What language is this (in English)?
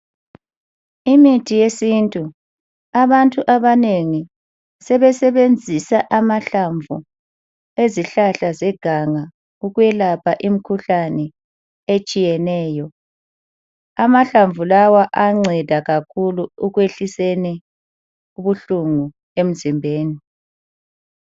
North Ndebele